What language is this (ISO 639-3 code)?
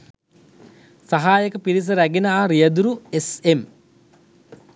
sin